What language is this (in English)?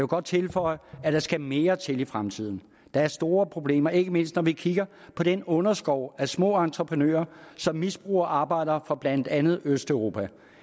Danish